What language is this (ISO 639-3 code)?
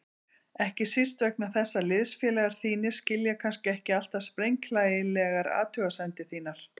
isl